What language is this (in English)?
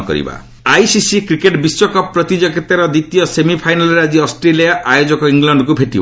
Odia